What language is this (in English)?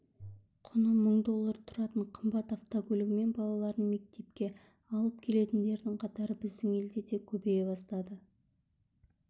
Kazakh